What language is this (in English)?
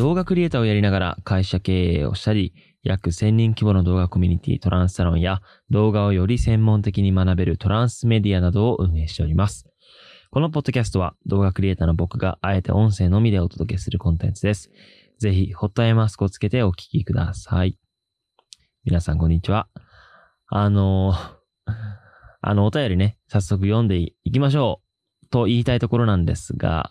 Japanese